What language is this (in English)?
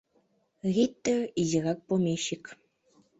Mari